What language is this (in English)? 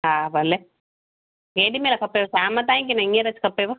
Sindhi